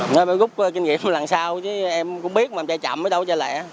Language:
Vietnamese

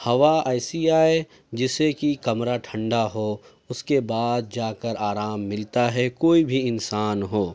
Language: Urdu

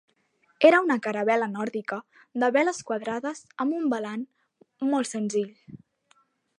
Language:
Catalan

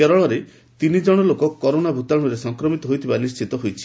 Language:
Odia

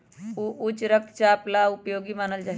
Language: Magahi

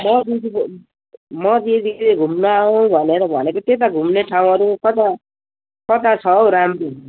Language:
Nepali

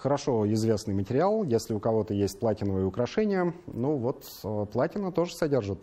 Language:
Russian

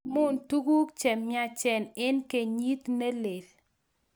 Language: Kalenjin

